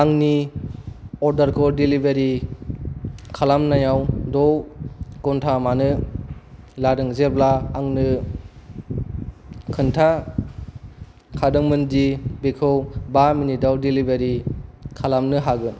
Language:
Bodo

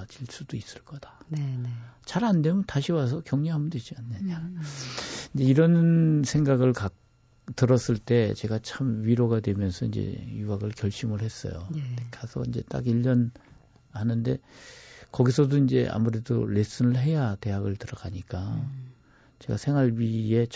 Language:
Korean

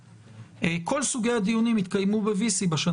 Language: Hebrew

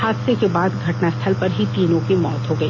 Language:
Hindi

